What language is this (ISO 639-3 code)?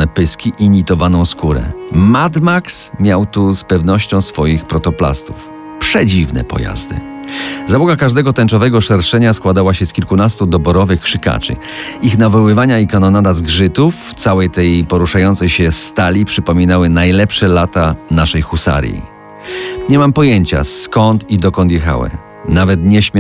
pol